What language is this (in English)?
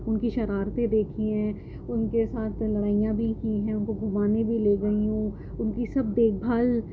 Urdu